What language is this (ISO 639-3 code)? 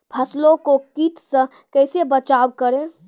mai